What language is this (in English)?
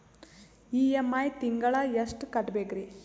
Kannada